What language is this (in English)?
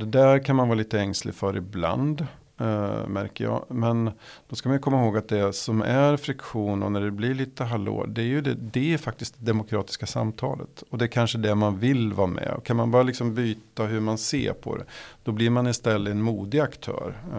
Swedish